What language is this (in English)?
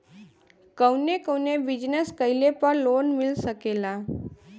Bhojpuri